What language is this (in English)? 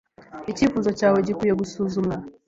Kinyarwanda